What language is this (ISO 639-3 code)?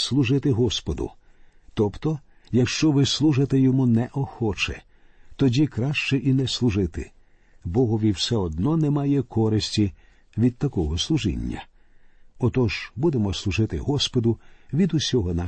ukr